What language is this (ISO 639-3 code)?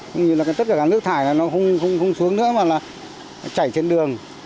vie